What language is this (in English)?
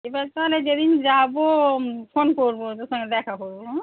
Bangla